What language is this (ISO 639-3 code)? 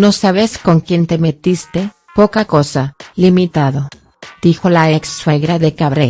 spa